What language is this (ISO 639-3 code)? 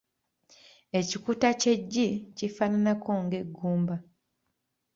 lug